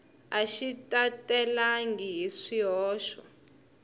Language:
Tsonga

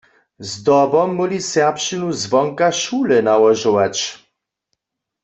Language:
Upper Sorbian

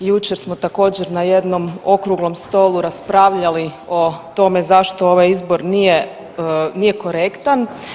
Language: Croatian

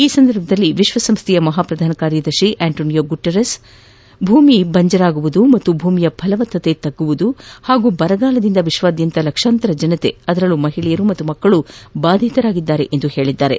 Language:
Kannada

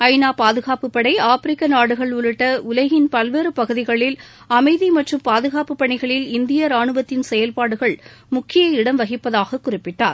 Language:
Tamil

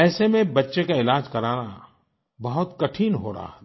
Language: Hindi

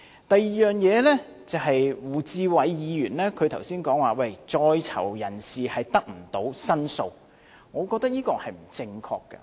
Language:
Cantonese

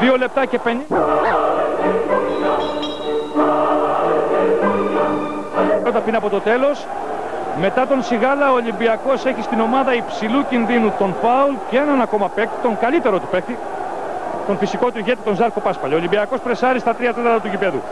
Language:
Greek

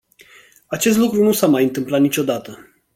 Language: Romanian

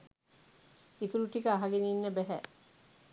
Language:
Sinhala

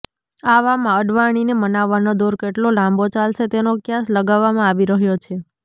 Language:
Gujarati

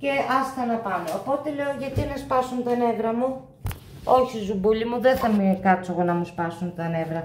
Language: Greek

